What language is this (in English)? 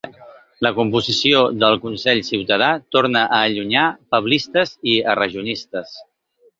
Catalan